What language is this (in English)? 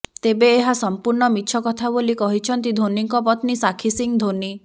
Odia